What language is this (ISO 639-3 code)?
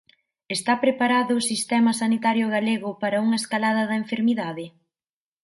glg